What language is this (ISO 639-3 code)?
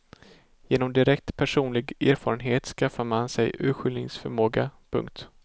swe